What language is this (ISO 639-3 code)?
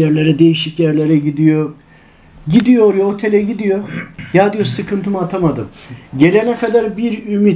tur